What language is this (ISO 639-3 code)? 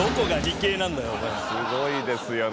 jpn